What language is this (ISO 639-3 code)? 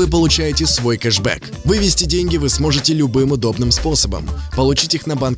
rus